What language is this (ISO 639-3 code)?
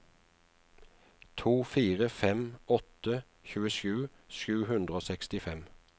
nor